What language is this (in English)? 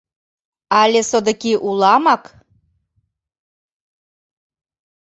Mari